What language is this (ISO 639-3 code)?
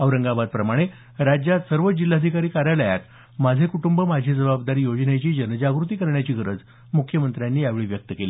mar